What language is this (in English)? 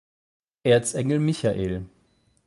German